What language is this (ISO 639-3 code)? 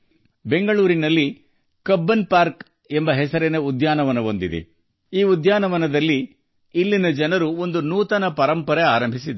kan